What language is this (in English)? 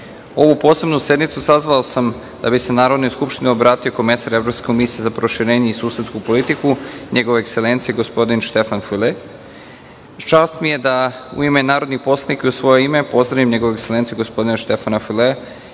Serbian